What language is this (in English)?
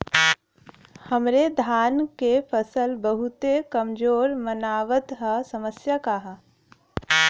Bhojpuri